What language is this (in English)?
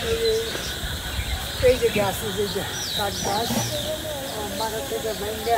Romanian